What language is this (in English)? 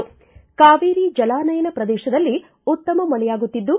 Kannada